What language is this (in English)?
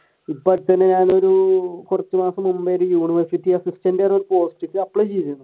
Malayalam